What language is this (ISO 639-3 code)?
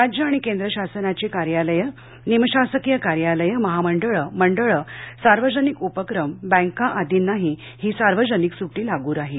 mar